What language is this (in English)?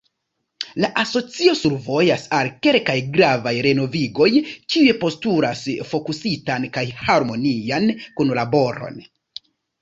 Esperanto